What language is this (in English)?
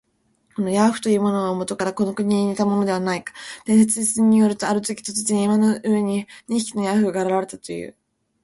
Japanese